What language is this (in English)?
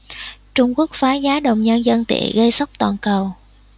Vietnamese